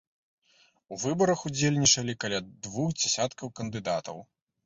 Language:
Belarusian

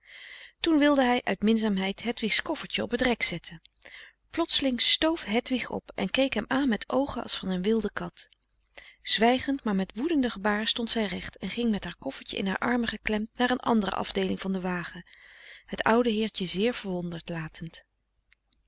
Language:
Dutch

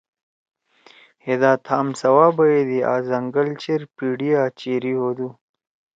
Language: Torwali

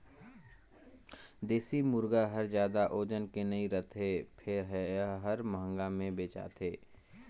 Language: Chhattisgarhi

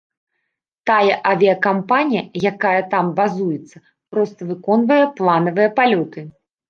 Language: Belarusian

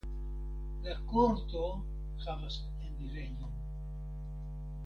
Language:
Esperanto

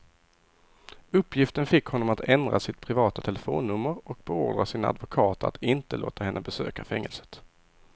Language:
Swedish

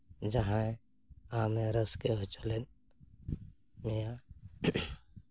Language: Santali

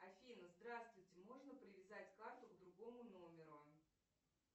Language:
Russian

